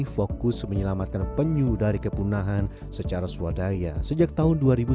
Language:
Indonesian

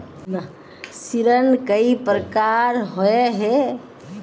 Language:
Magahi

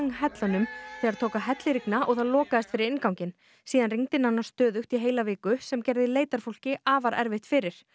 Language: Icelandic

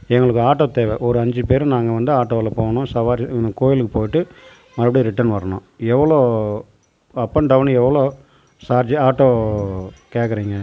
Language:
Tamil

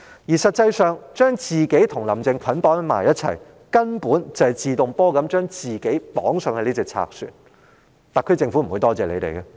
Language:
Cantonese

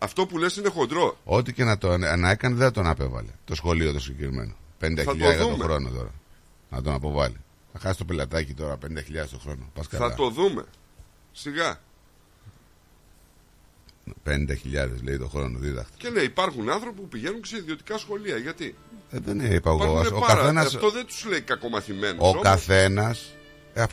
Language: Greek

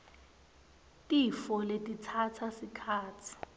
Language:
Swati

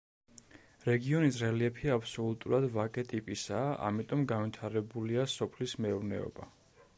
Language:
Georgian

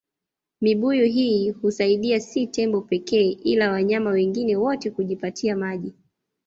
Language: Swahili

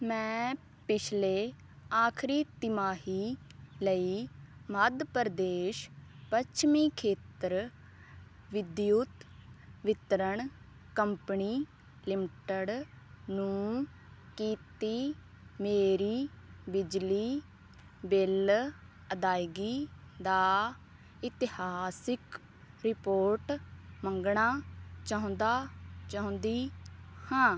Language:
Punjabi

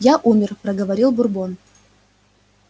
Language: Russian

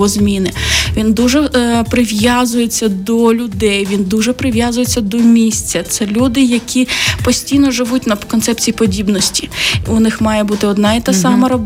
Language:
Ukrainian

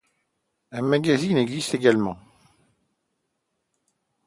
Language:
French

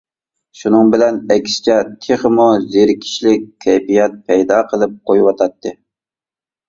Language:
Uyghur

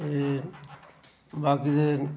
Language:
Dogri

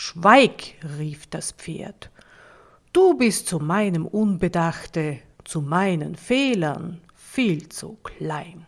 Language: German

